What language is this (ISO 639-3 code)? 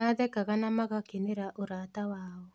kik